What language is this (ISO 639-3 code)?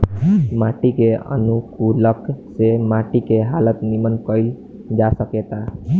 bho